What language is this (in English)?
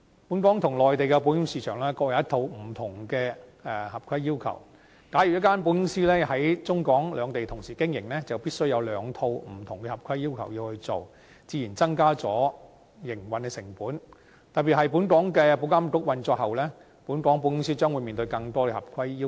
Cantonese